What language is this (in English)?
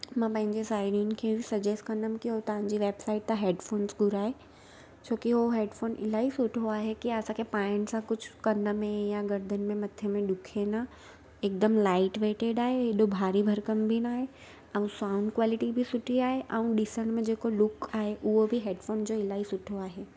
Sindhi